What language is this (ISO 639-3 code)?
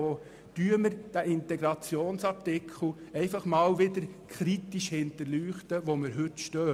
gsw